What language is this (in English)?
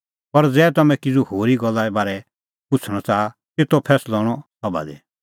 Kullu Pahari